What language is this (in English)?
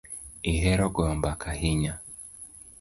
Luo (Kenya and Tanzania)